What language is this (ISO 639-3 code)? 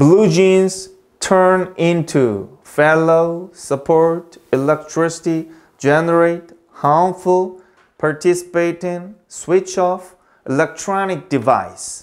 kor